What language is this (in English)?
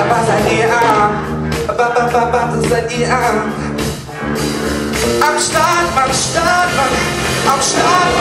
Greek